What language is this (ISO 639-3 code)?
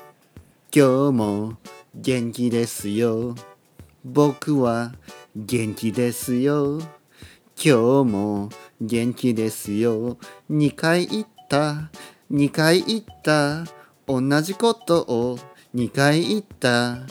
jpn